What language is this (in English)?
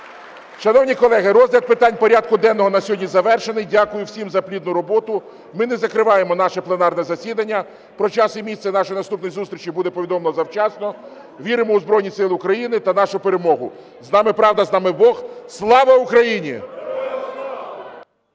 Ukrainian